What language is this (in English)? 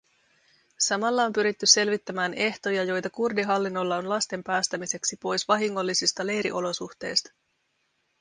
Finnish